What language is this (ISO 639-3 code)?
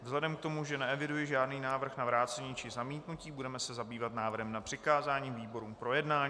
ces